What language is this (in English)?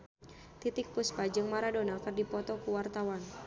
Sundanese